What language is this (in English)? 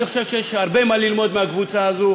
Hebrew